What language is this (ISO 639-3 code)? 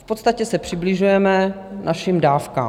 ces